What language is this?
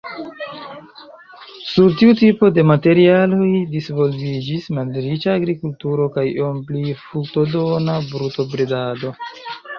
Esperanto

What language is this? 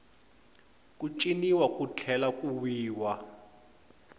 Tsonga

